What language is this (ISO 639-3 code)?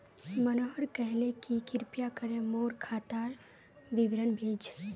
mag